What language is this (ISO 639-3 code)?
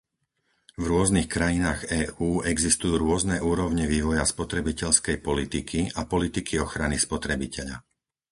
slk